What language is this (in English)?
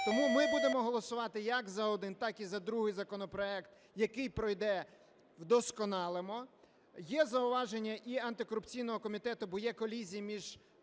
Ukrainian